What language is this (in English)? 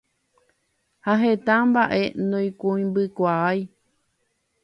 Guarani